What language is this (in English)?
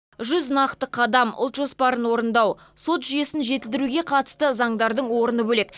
Kazakh